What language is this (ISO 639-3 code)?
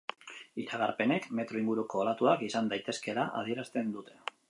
eus